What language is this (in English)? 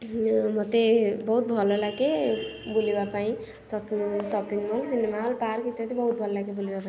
Odia